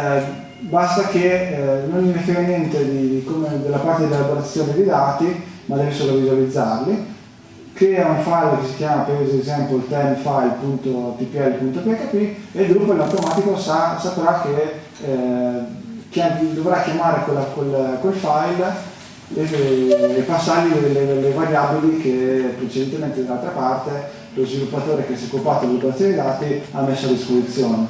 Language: Italian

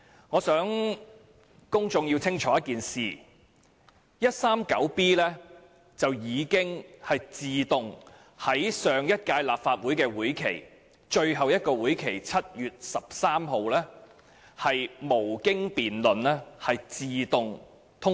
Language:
Cantonese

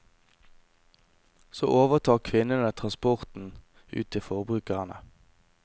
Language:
Norwegian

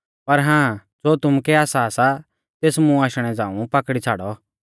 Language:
Mahasu Pahari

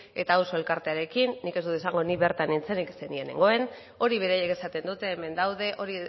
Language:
Basque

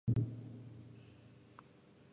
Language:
Japanese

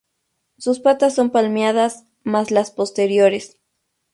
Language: Spanish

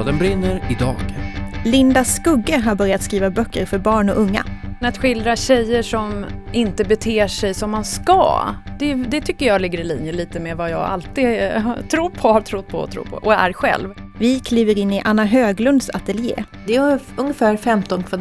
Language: Swedish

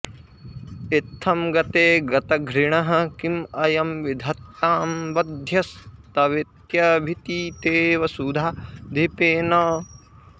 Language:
Sanskrit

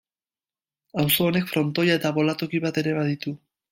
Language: Basque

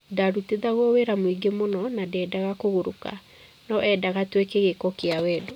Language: Kikuyu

